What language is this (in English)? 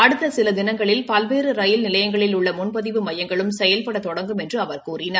Tamil